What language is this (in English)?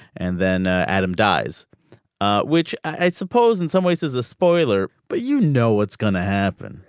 English